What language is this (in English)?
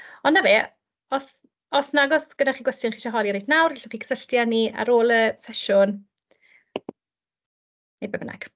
Welsh